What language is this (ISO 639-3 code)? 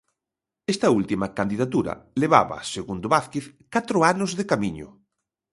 glg